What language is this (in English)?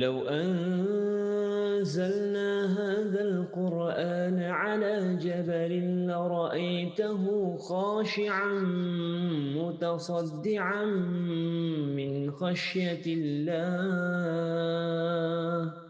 Malay